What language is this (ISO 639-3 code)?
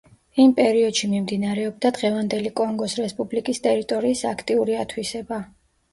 kat